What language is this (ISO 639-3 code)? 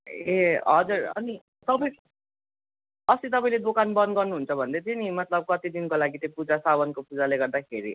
nep